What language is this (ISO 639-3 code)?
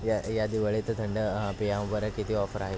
mar